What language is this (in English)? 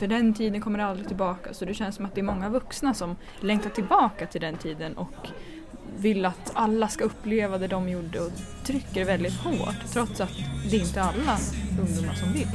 Swedish